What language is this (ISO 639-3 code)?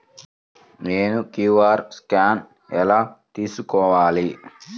tel